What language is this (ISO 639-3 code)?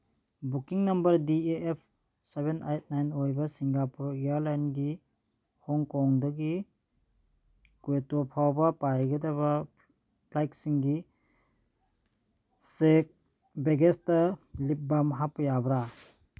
mni